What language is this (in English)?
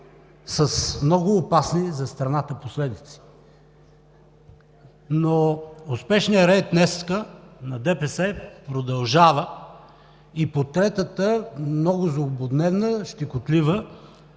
Bulgarian